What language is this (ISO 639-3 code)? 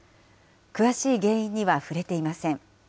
jpn